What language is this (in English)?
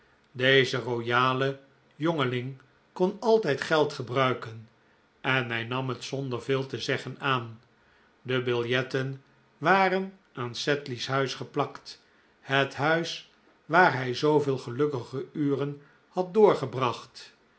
Dutch